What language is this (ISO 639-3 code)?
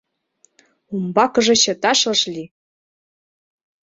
chm